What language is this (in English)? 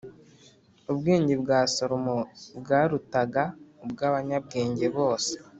Kinyarwanda